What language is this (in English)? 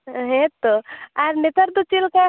Santali